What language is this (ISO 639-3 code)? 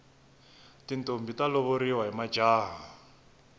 tso